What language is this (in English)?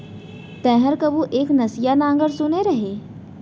Chhattisgarhi